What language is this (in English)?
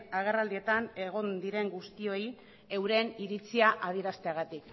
Basque